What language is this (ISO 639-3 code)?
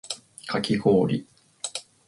jpn